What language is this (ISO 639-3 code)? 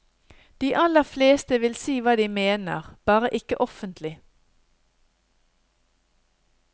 nor